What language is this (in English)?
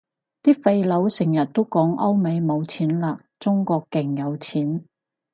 Cantonese